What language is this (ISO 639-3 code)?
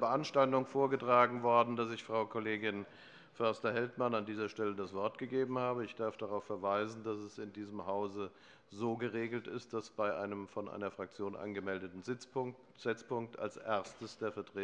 deu